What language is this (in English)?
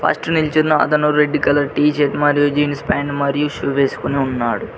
Telugu